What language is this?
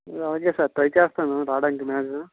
Telugu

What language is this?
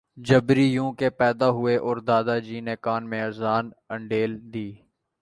Urdu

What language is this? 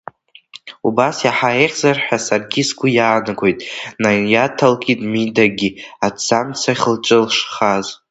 Abkhazian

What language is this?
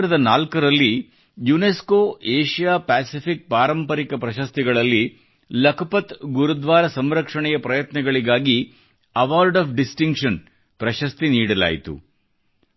Kannada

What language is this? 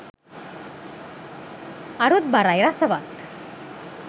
Sinhala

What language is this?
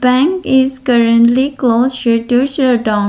English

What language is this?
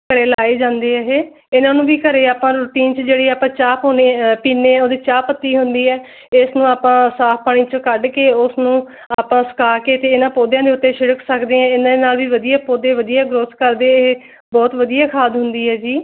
Punjabi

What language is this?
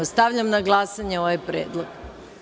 Serbian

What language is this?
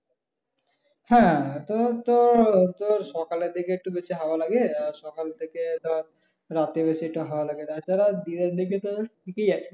Bangla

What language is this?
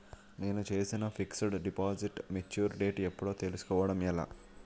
Telugu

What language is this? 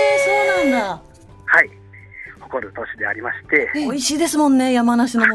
Japanese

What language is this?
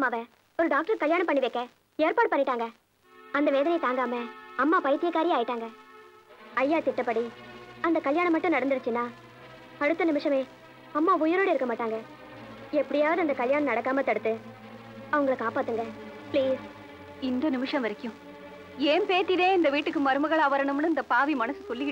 Tamil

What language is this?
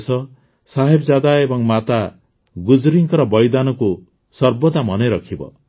Odia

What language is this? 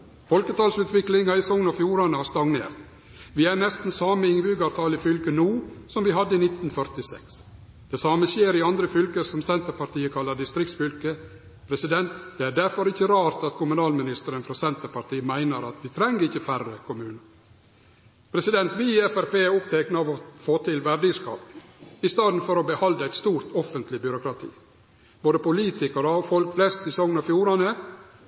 Norwegian Nynorsk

